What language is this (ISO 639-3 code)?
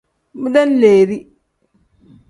kdh